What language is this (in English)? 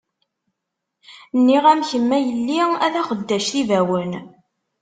Kabyle